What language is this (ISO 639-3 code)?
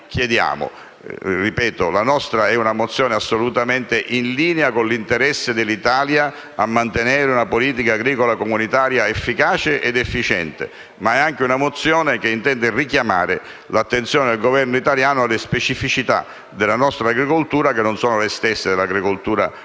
ita